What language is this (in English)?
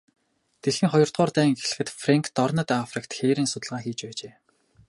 Mongolian